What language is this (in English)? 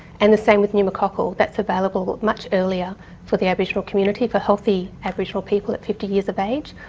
English